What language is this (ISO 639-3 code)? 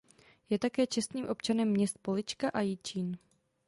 ces